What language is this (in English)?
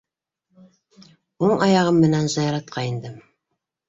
Bashkir